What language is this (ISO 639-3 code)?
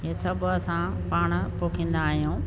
snd